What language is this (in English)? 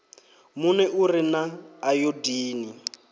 Venda